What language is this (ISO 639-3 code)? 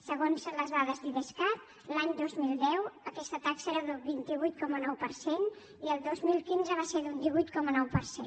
cat